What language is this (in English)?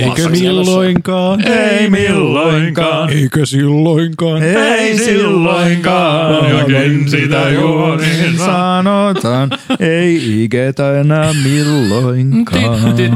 Finnish